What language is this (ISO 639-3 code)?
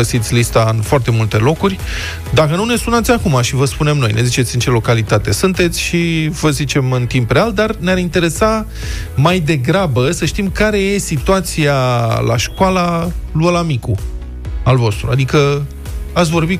ron